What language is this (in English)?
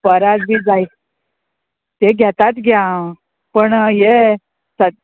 Konkani